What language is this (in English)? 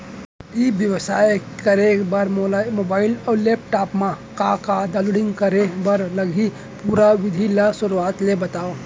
Chhattisgarhi